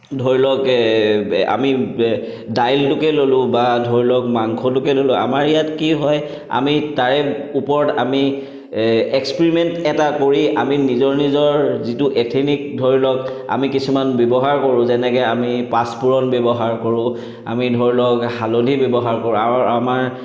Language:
Assamese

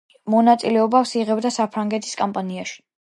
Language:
Georgian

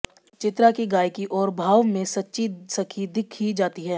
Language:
Hindi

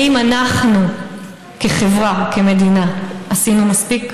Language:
Hebrew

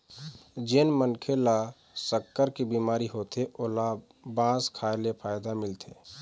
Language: Chhattisgarhi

